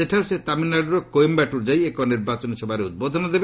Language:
Odia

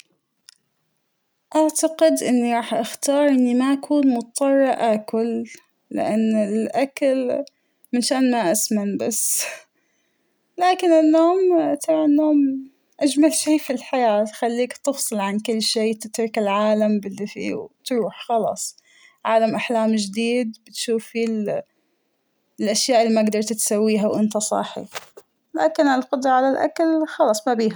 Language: Hijazi Arabic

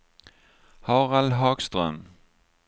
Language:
Swedish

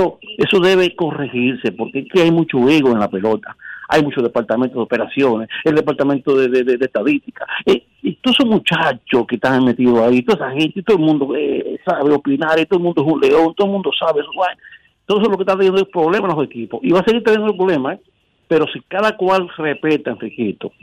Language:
Spanish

